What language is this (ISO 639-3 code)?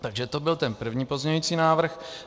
ces